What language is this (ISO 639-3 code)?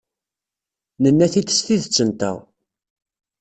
kab